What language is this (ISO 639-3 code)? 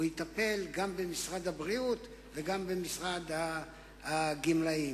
heb